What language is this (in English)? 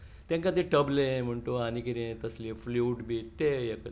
Konkani